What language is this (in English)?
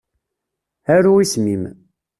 Kabyle